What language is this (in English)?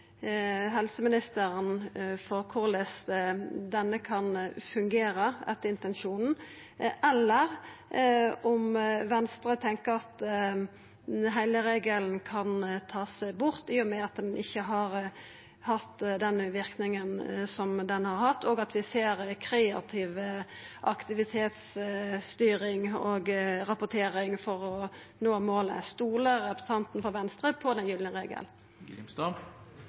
Norwegian Nynorsk